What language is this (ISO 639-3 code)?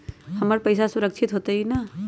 mag